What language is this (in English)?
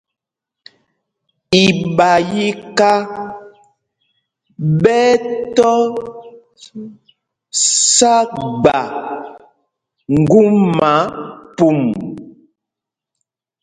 Mpumpong